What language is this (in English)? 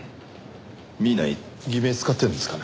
Japanese